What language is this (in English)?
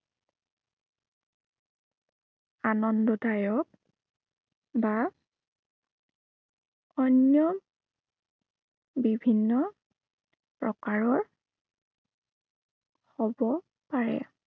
Assamese